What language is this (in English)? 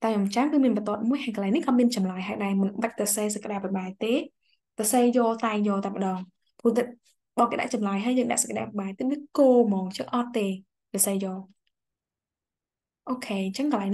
Vietnamese